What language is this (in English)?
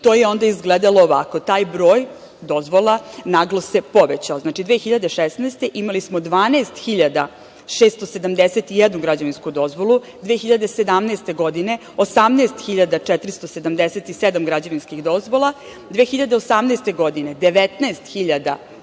Serbian